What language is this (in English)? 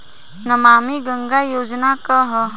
Bhojpuri